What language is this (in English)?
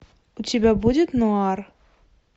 Russian